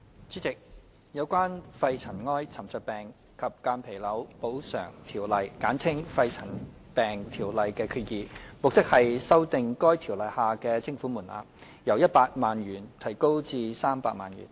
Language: Cantonese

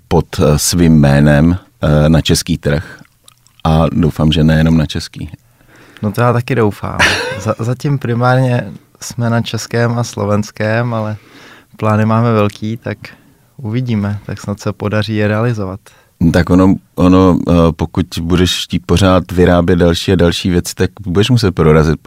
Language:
Czech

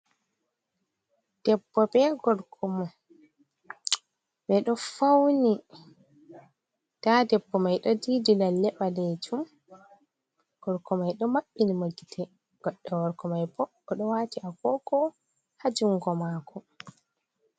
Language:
Fula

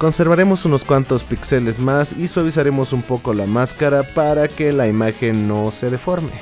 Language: Spanish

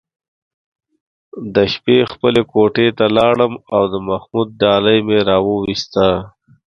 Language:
Pashto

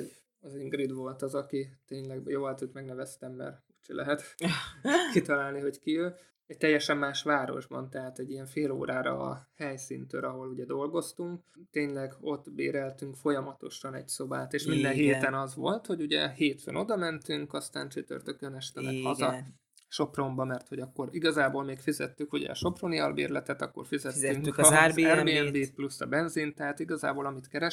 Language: Hungarian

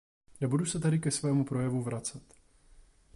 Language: Czech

